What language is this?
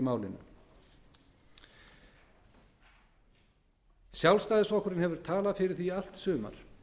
Icelandic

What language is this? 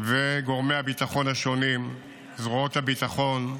Hebrew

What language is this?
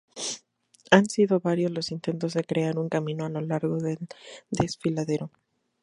Spanish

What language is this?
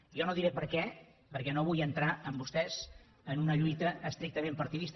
Catalan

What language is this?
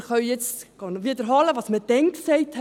Swiss German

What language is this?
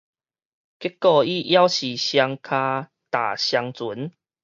Min Nan Chinese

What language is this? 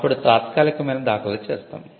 Telugu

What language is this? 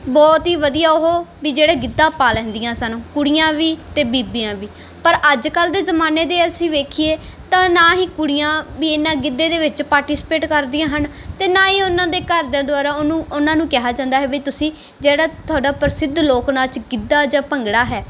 Punjabi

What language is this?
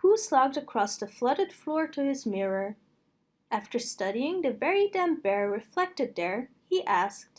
English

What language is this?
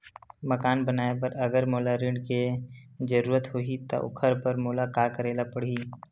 Chhattisgarhi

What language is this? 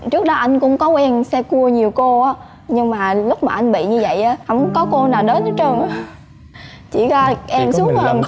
Vietnamese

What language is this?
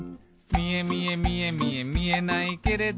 Japanese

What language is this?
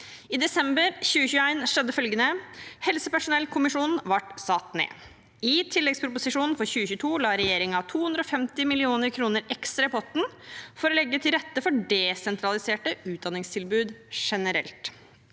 Norwegian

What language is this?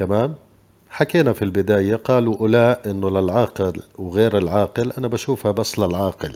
Arabic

